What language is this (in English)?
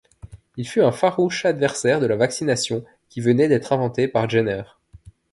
French